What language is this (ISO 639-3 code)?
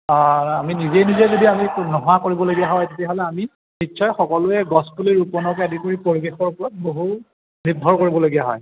asm